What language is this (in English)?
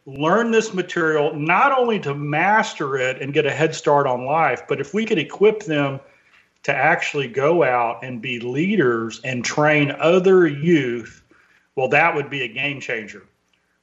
English